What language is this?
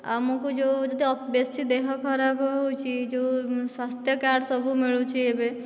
Odia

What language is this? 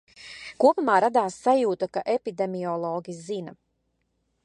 Latvian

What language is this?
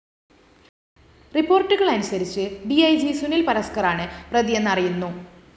Malayalam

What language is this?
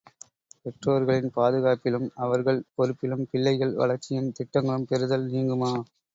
Tamil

